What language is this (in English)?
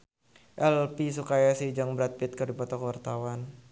Sundanese